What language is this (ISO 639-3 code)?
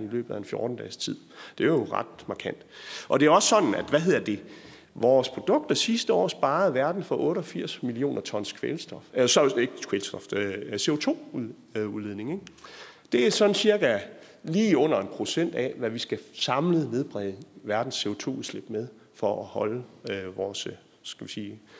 dan